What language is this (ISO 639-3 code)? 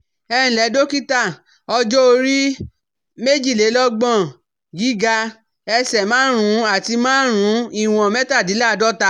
yor